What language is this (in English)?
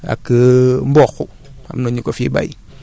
Wolof